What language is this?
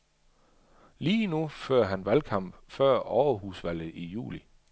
Danish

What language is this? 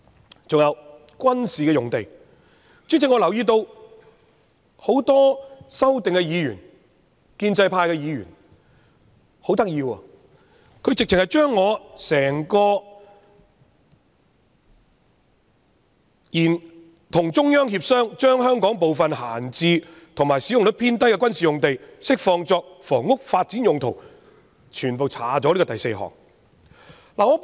Cantonese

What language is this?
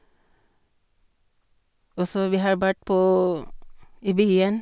Norwegian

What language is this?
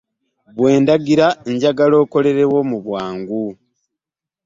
Ganda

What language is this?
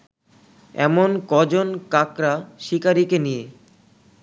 Bangla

